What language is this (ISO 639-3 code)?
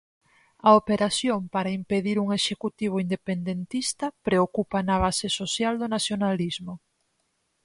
glg